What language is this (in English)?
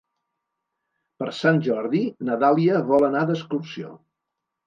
Catalan